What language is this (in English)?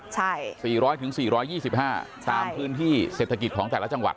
Thai